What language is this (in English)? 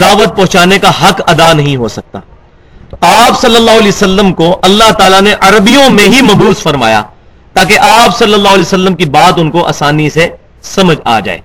Urdu